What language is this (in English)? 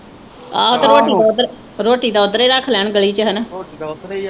Punjabi